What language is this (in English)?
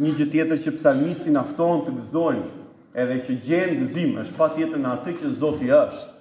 Romanian